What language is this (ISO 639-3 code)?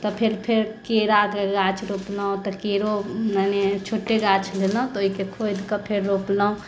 mai